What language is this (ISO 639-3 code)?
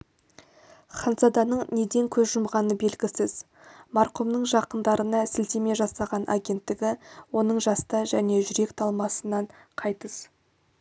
kaz